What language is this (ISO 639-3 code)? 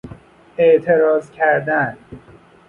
fas